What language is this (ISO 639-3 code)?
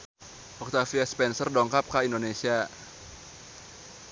sun